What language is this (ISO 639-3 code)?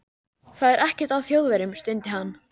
isl